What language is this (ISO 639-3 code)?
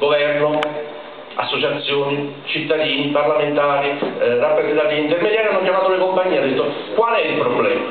ita